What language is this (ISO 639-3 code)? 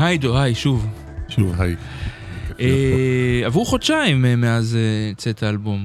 heb